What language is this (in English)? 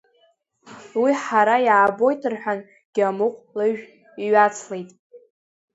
Abkhazian